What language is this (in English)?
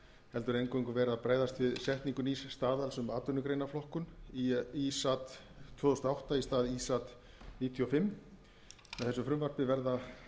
Icelandic